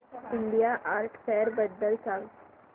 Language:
Marathi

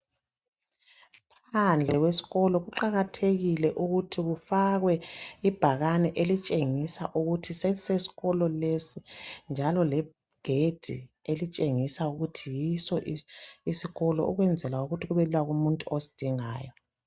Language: North Ndebele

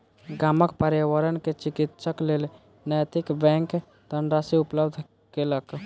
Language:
Maithili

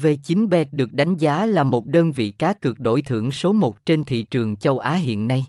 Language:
Vietnamese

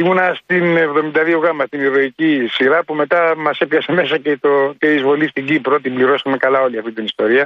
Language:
Greek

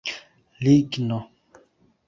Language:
Esperanto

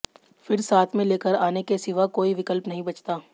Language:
Hindi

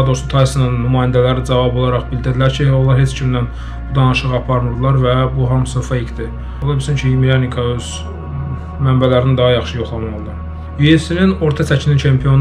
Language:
Turkish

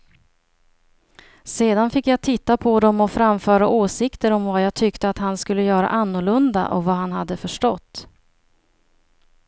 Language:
Swedish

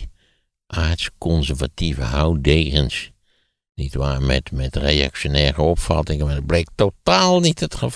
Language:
Dutch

